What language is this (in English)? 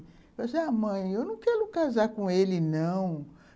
Portuguese